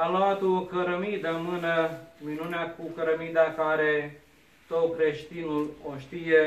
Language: Romanian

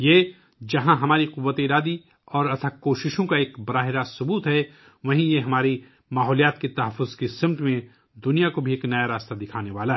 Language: Urdu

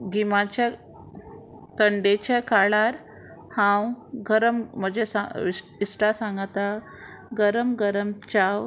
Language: Konkani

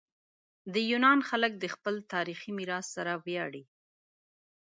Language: Pashto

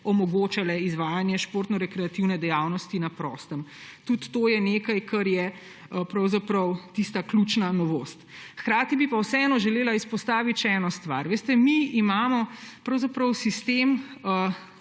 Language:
Slovenian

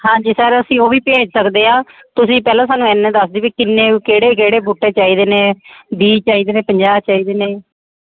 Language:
Punjabi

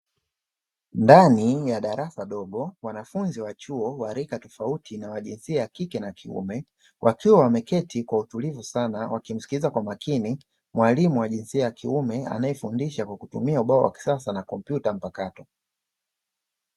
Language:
Swahili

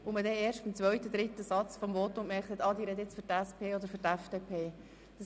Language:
Swiss German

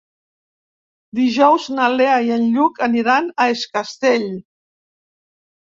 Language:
Catalan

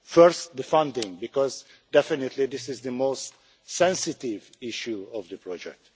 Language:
English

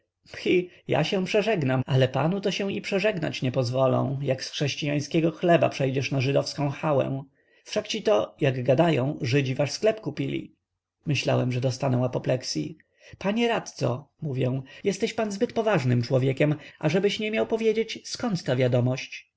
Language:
Polish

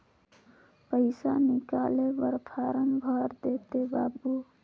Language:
Chhattisgarhi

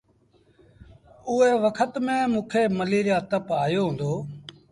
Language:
Sindhi Bhil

